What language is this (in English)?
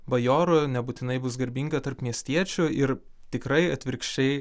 Lithuanian